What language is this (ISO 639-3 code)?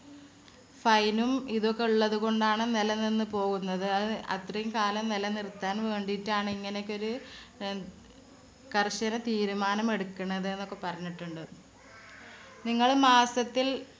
mal